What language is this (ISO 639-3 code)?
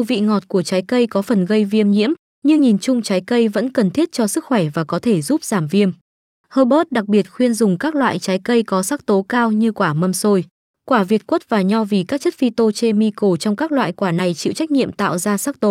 vie